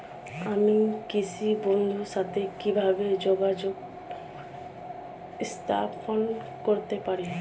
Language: Bangla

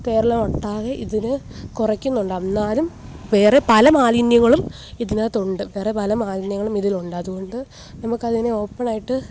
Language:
Malayalam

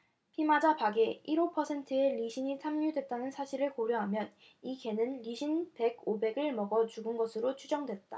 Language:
Korean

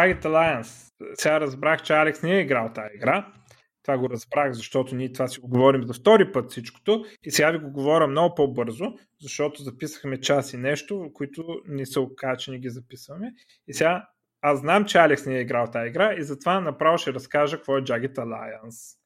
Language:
Bulgarian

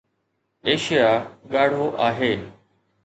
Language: Sindhi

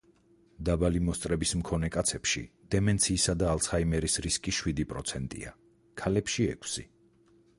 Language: Georgian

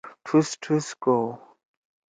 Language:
Torwali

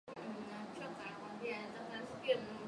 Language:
Swahili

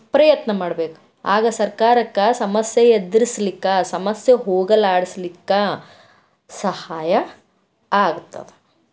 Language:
Kannada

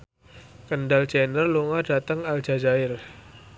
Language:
Javanese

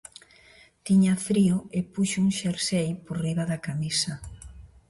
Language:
Galician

